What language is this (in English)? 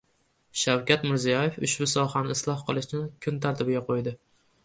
Uzbek